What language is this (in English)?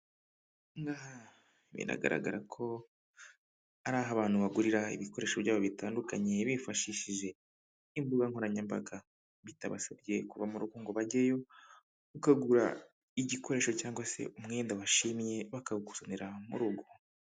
Kinyarwanda